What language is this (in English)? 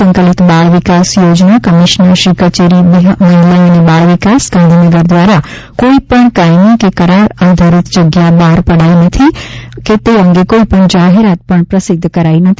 Gujarati